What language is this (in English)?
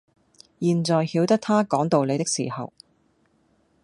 Cantonese